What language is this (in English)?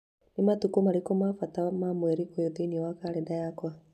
Kikuyu